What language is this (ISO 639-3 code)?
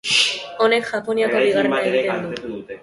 eus